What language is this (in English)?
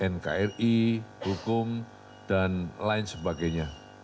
Indonesian